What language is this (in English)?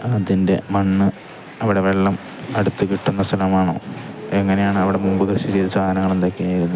Malayalam